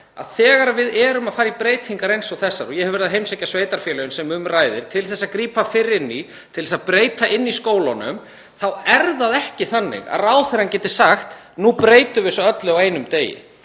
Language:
Icelandic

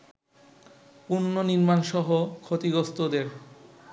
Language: Bangla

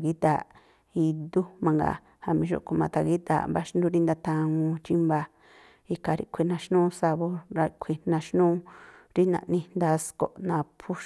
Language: Tlacoapa Me'phaa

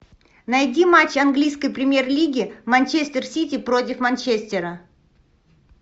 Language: Russian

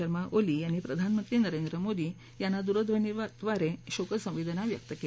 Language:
Marathi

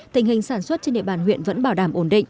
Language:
Vietnamese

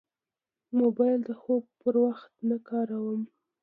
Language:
Pashto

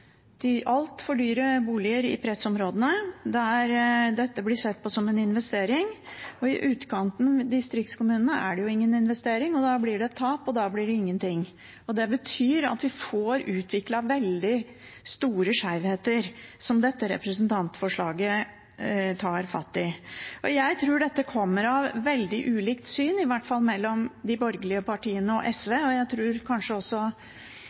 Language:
Norwegian Bokmål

